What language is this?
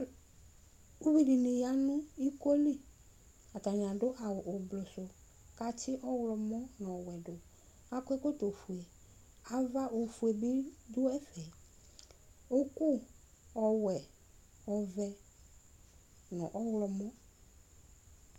Ikposo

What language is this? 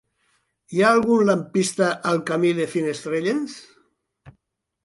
Catalan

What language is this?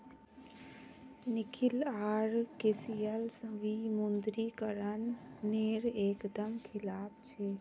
Magahi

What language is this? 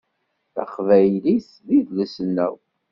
Kabyle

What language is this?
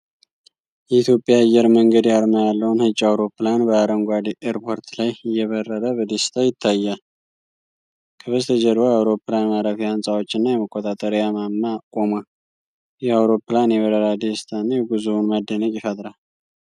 Amharic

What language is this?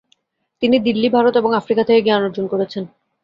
Bangla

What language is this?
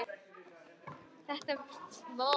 Icelandic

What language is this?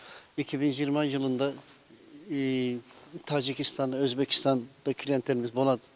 Kazakh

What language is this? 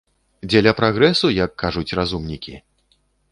Belarusian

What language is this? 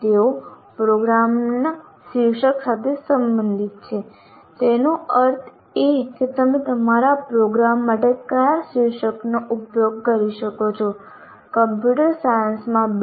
Gujarati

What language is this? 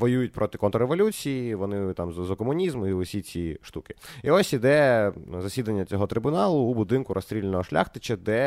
Ukrainian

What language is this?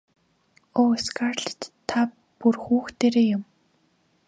Mongolian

